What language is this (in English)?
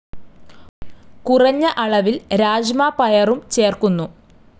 Malayalam